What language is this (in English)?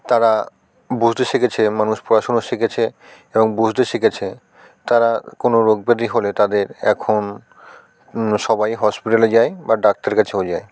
Bangla